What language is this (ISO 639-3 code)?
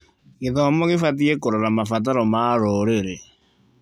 kik